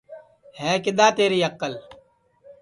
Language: Sansi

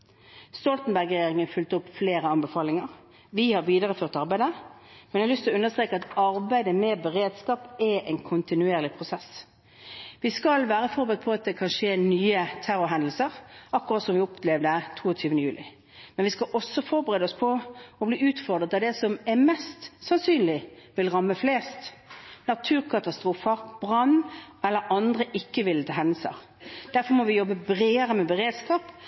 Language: Norwegian Bokmål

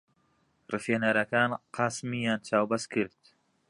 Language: Central Kurdish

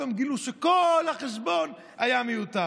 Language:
Hebrew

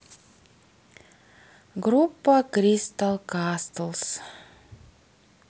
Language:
Russian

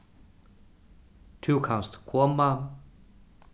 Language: Faroese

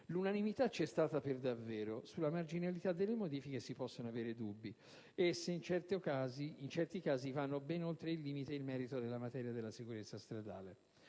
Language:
Italian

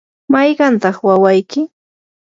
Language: Yanahuanca Pasco Quechua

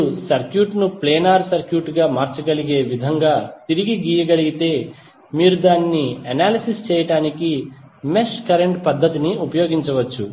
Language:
Telugu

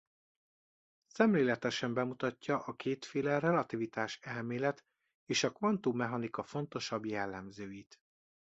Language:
Hungarian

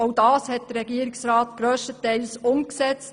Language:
Swiss German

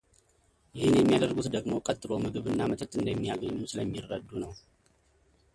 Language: Amharic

